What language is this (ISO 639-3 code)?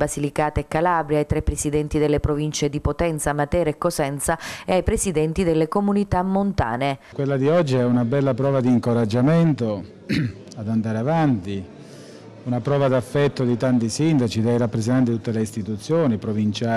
ita